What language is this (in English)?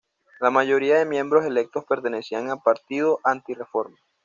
Spanish